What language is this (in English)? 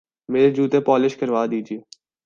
Urdu